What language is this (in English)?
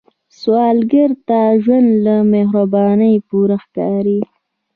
Pashto